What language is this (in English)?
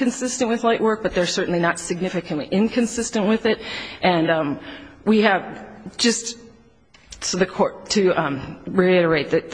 English